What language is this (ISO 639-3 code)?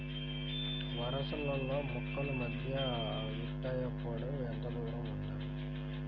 tel